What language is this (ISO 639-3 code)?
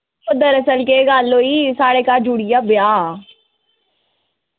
doi